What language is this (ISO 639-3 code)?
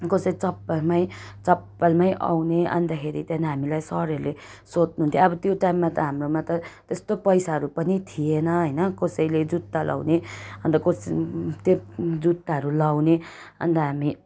nep